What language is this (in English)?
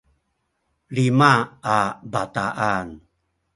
Sakizaya